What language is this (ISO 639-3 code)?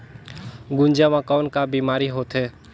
hne